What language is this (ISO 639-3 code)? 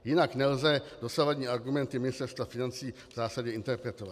ces